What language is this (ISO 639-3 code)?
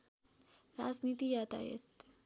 nep